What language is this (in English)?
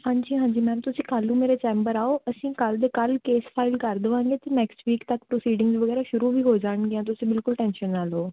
Punjabi